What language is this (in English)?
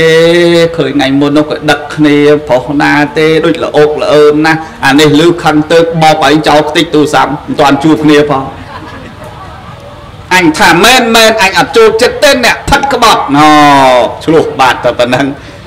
Vietnamese